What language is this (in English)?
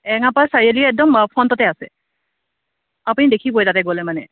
Assamese